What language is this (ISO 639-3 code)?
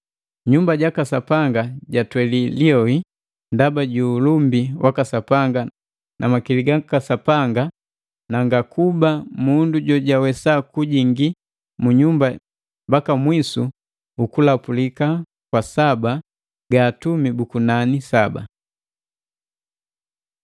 mgv